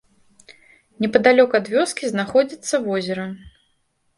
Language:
Belarusian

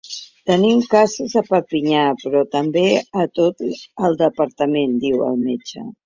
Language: Catalan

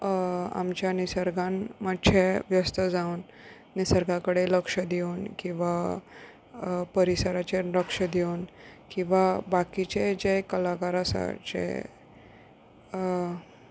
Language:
Konkani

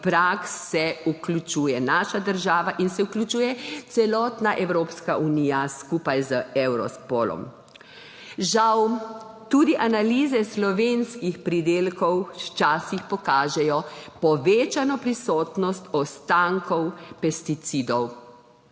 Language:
Slovenian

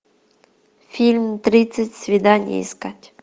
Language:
Russian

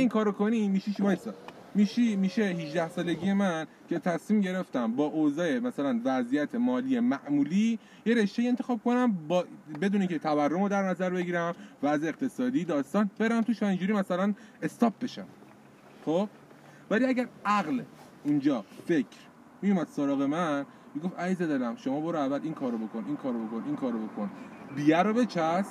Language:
Persian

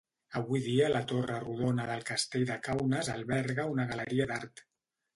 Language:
Catalan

